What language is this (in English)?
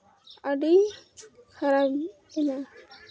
Santali